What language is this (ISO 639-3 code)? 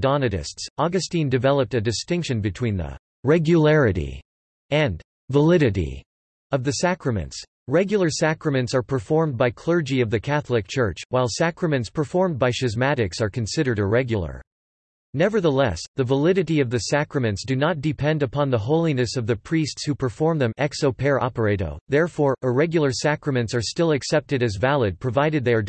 eng